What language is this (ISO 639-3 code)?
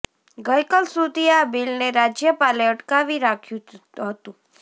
guj